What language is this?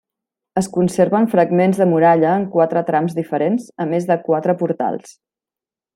Catalan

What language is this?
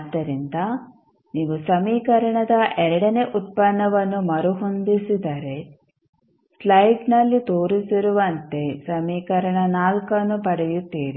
Kannada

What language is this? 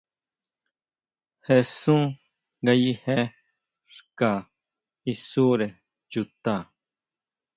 Huautla Mazatec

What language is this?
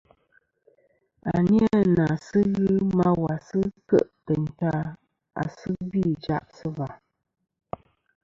Kom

